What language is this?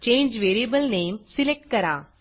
Marathi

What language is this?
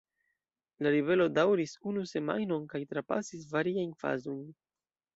Esperanto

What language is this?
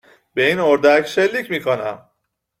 Persian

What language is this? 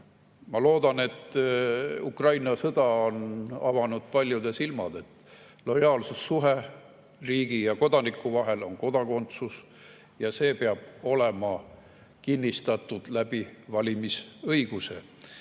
Estonian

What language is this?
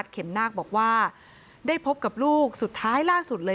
Thai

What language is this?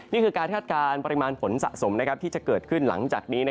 Thai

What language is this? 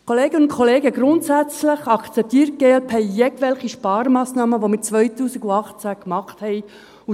Swiss German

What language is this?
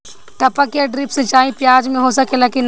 Bhojpuri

